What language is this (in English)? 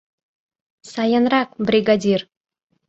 Mari